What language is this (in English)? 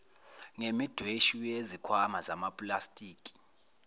Zulu